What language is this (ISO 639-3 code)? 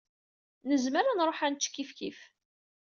kab